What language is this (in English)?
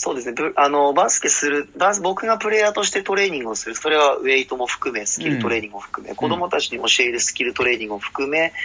Japanese